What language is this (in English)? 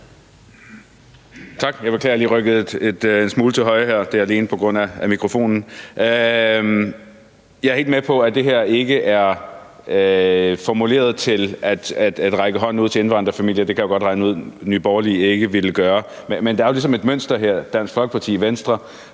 Danish